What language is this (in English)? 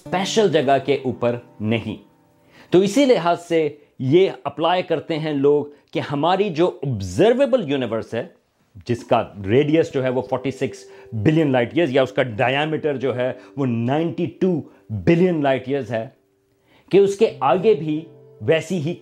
Urdu